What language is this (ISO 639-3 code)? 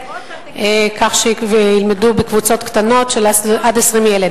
heb